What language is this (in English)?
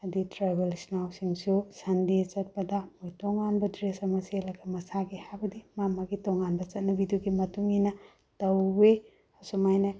Manipuri